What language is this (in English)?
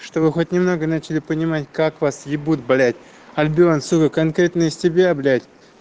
Russian